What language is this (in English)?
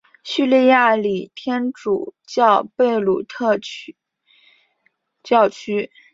Chinese